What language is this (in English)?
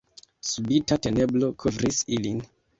Esperanto